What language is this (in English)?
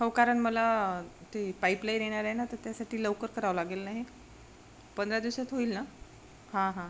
Marathi